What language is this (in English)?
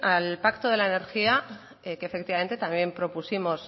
Spanish